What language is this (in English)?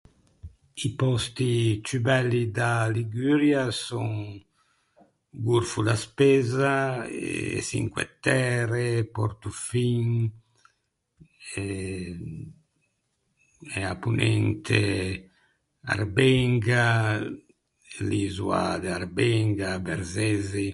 Ligurian